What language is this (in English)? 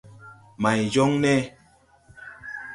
Tupuri